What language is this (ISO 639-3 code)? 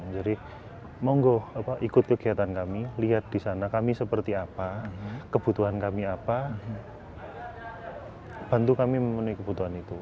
ind